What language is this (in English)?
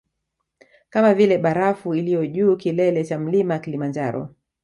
Swahili